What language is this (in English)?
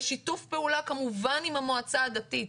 Hebrew